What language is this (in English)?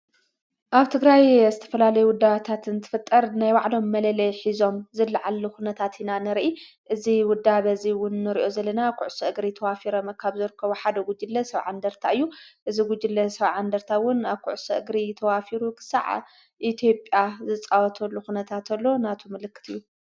Tigrinya